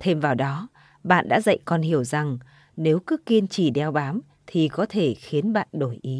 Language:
Vietnamese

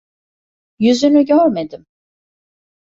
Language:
Turkish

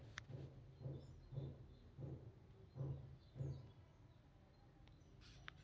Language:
Kannada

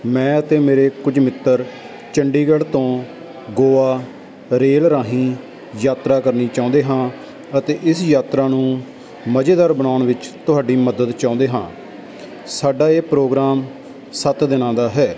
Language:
Punjabi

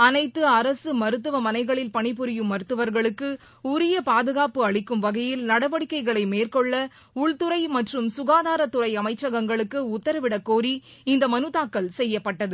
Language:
Tamil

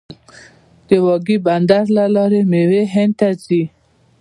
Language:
Pashto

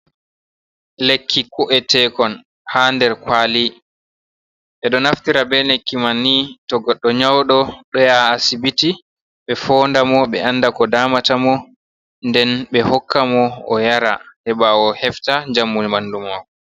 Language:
Fula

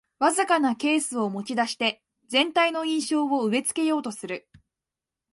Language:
Japanese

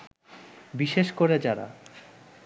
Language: Bangla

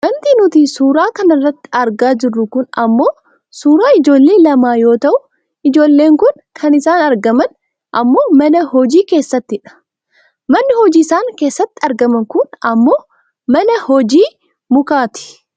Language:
Oromo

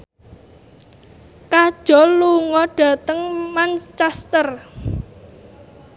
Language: Javanese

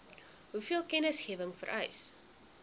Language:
Afrikaans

